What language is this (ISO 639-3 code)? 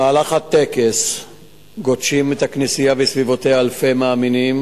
heb